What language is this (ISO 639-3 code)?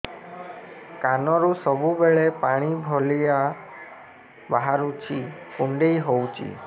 ori